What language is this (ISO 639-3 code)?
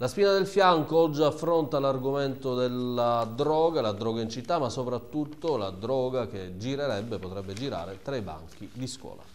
ita